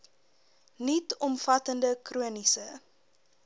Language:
Afrikaans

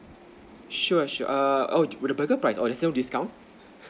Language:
English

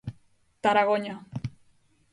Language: Galician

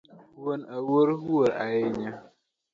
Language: Luo (Kenya and Tanzania)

